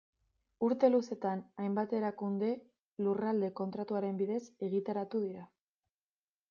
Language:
Basque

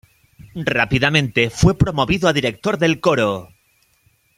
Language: Spanish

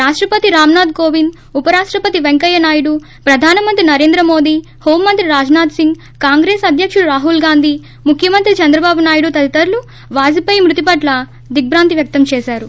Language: Telugu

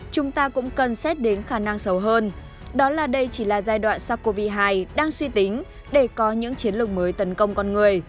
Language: Vietnamese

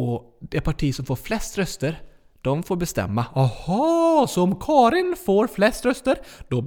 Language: Swedish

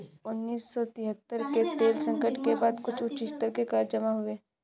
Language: Hindi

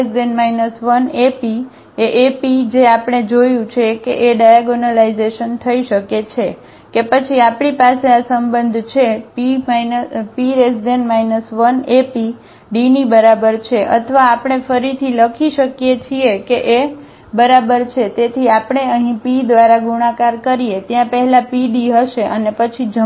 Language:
Gujarati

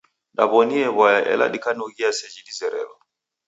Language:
Taita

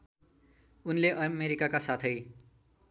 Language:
Nepali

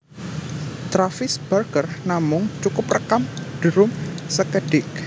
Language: Javanese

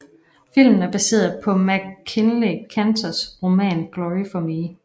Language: Danish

